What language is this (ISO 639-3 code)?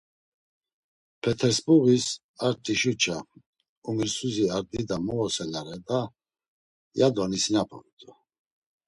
lzz